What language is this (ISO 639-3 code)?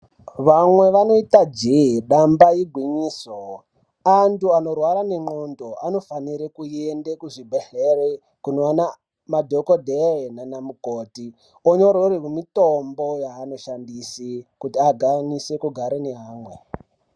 ndc